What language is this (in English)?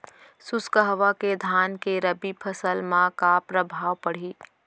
Chhattisgarhi